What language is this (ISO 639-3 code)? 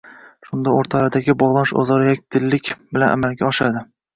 uzb